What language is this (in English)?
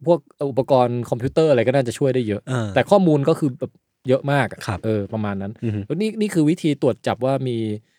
Thai